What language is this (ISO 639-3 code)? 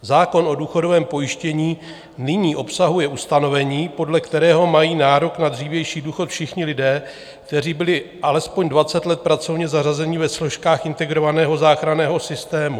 ces